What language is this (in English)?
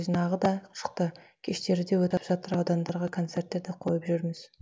Kazakh